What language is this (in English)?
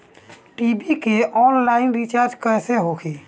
Bhojpuri